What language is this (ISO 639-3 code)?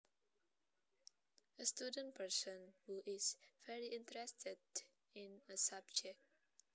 jav